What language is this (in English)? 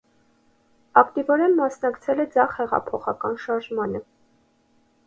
Armenian